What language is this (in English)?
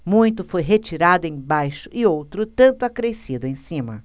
Portuguese